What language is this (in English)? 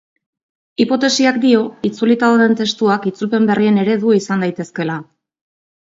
Basque